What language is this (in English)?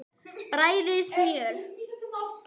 Icelandic